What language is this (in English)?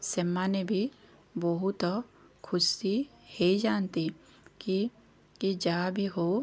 Odia